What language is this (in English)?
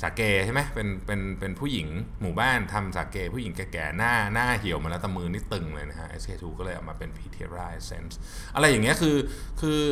Thai